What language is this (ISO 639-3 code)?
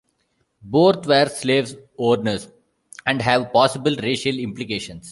eng